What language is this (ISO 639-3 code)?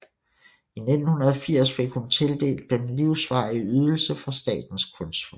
dan